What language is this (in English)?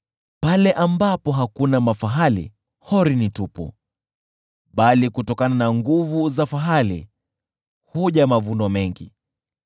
Swahili